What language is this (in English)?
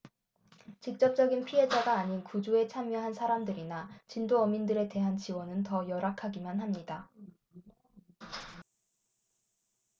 Korean